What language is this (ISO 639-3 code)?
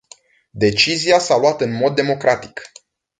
ron